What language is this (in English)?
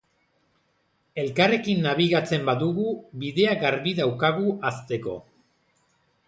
Basque